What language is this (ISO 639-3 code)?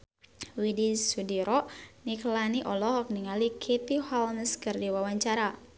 sun